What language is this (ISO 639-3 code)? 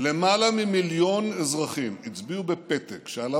heb